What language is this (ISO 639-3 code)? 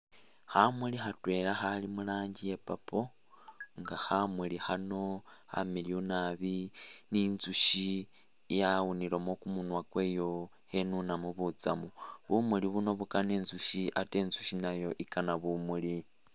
myx